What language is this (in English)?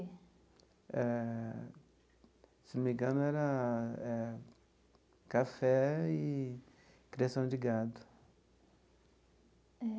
Portuguese